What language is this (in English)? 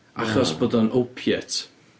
Welsh